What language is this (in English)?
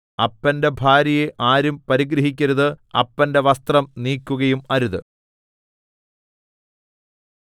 Malayalam